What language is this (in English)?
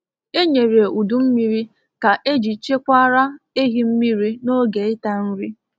Igbo